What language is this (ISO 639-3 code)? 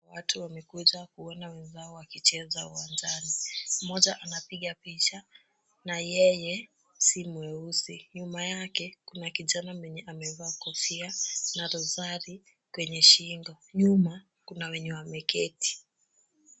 swa